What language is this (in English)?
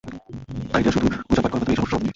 Bangla